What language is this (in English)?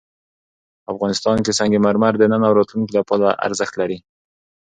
Pashto